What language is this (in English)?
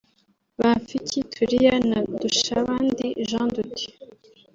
Kinyarwanda